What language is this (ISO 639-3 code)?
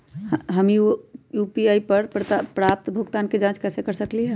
mag